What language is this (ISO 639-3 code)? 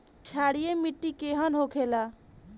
bho